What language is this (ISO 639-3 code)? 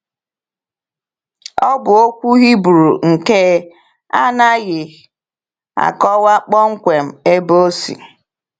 ibo